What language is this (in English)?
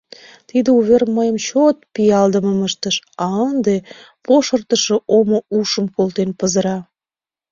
Mari